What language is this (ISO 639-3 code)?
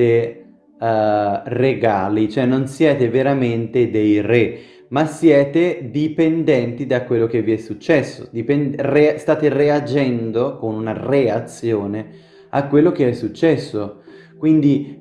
ita